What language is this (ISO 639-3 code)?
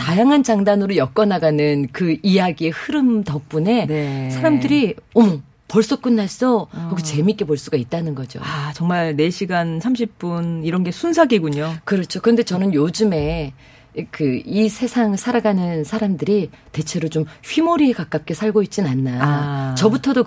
kor